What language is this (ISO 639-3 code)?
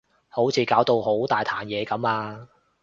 yue